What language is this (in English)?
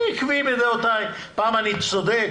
Hebrew